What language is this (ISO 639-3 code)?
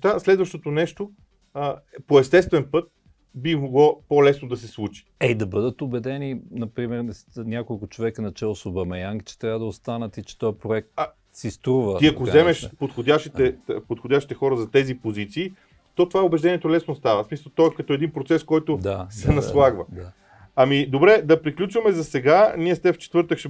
bul